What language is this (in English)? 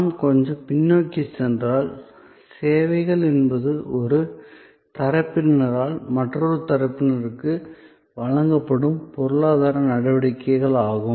Tamil